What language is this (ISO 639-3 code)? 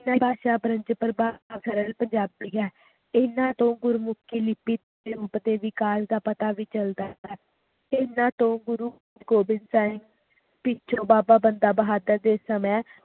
pan